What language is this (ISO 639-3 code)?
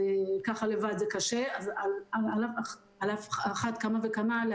heb